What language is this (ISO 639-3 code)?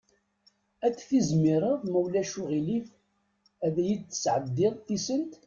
kab